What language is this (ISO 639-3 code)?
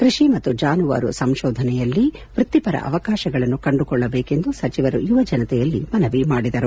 kan